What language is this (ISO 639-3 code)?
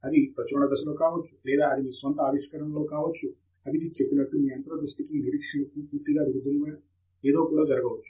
tel